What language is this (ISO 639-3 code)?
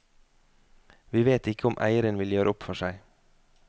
nor